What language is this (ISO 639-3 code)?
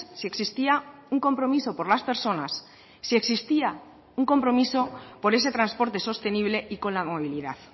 spa